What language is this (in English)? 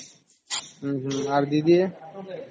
Odia